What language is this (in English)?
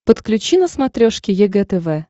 Russian